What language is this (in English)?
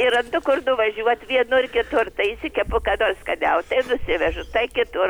Lithuanian